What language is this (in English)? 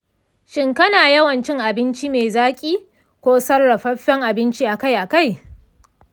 Hausa